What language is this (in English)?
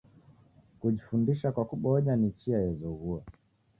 Taita